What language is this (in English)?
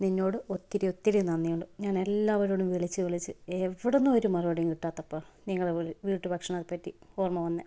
Malayalam